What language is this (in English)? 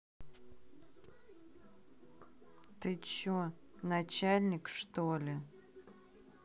Russian